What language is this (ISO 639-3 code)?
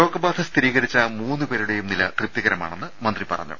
mal